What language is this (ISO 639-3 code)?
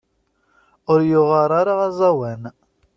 kab